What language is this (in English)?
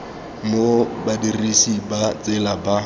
Tswana